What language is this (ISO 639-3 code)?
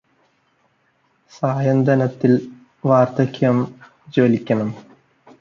mal